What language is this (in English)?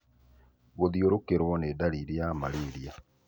Kikuyu